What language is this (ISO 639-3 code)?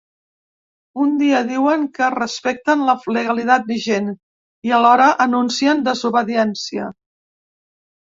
cat